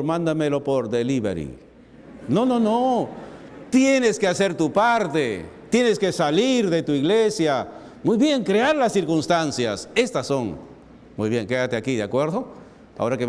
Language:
Spanish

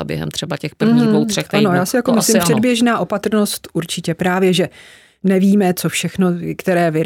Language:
Czech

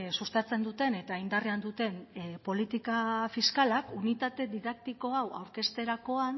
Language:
Basque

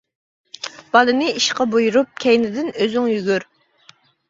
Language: Uyghur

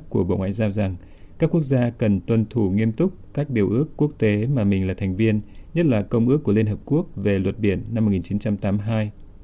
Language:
Vietnamese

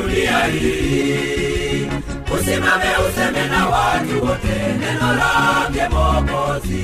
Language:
Swahili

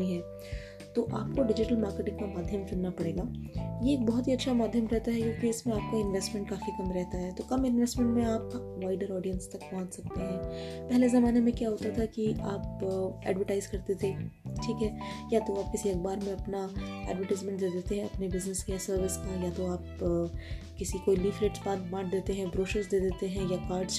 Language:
Hindi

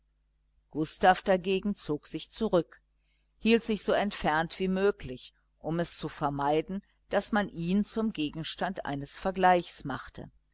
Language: German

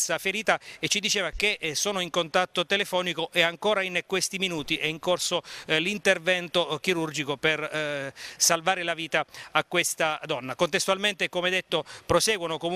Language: Italian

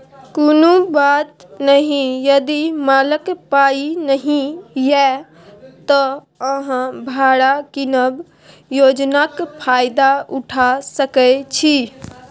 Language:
Maithili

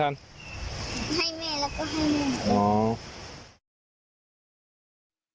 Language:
Thai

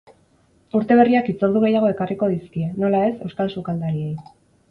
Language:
Basque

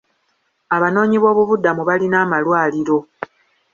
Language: Ganda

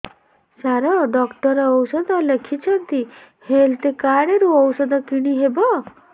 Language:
Odia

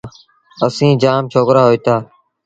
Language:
Sindhi Bhil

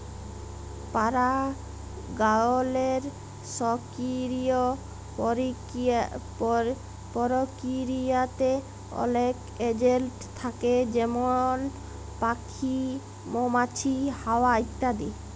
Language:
Bangla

